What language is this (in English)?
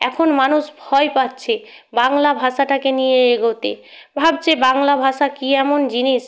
Bangla